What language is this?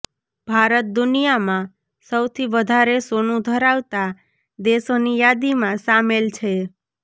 Gujarati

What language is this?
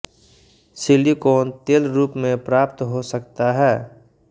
Hindi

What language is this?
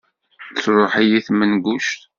Kabyle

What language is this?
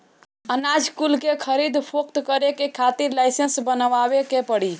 Bhojpuri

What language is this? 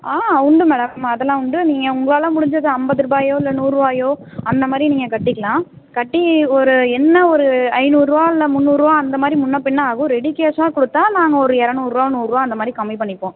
Tamil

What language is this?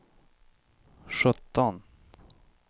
Swedish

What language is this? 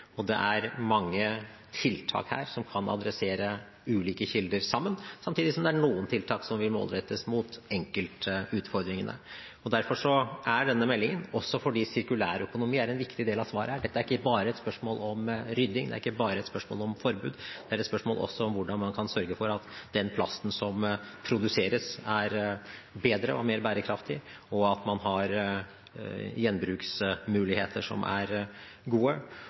Norwegian Bokmål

